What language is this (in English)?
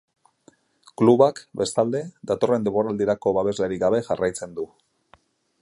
Basque